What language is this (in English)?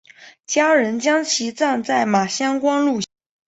Chinese